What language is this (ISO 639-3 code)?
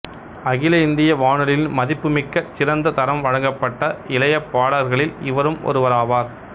tam